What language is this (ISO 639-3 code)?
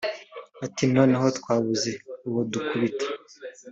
kin